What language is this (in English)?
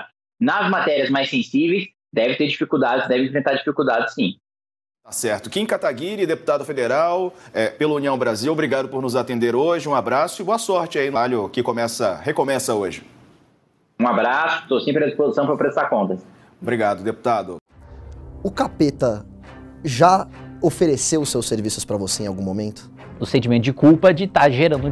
Portuguese